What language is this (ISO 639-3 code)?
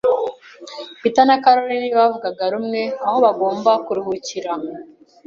kin